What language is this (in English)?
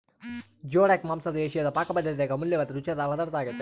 Kannada